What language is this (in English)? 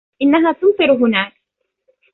Arabic